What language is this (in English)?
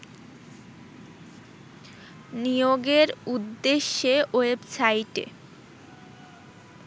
Bangla